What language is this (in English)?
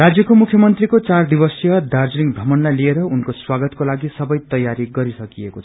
Nepali